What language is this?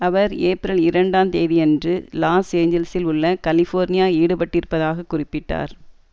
Tamil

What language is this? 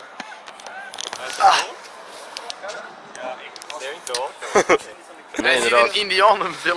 Dutch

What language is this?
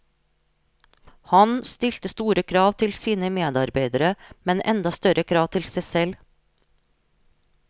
Norwegian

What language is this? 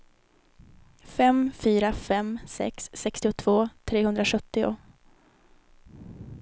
Swedish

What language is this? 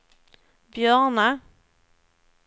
Swedish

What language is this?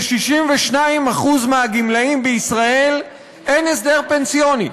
Hebrew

